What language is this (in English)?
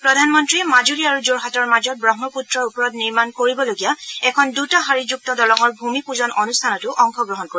Assamese